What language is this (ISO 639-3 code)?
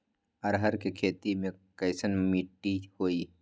mag